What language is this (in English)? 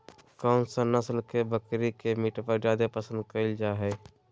Magahi